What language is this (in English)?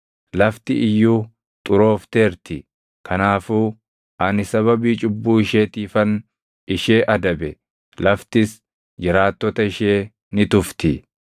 Oromo